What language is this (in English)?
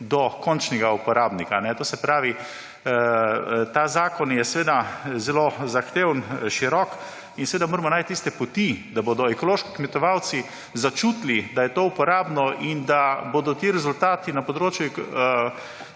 Slovenian